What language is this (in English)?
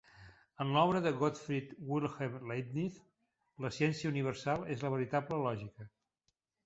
Catalan